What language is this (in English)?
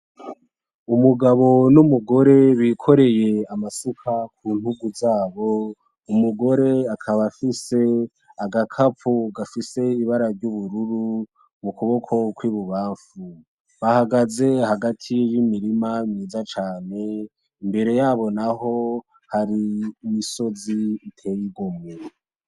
Rundi